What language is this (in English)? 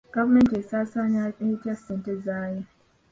Ganda